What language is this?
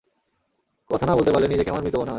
Bangla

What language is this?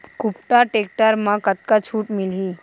Chhattisgarhi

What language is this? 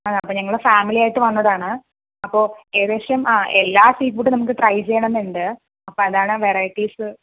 Malayalam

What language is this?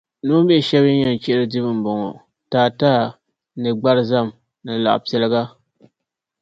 Dagbani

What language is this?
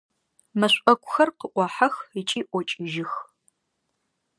Adyghe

